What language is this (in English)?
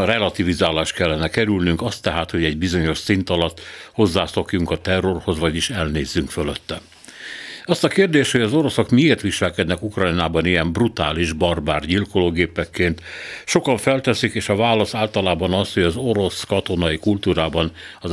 Hungarian